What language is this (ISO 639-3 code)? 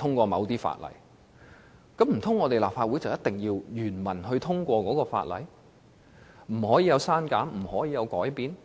yue